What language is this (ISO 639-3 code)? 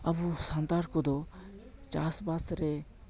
sat